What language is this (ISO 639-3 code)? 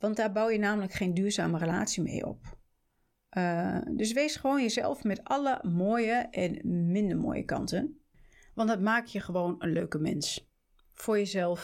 nld